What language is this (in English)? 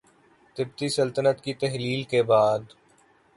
Urdu